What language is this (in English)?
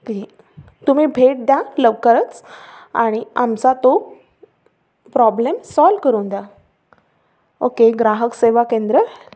Marathi